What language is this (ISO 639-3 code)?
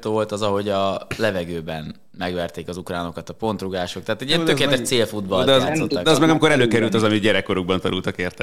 hun